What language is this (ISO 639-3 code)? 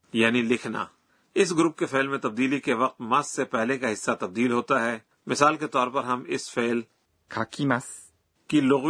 urd